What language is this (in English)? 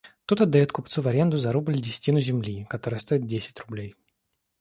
Russian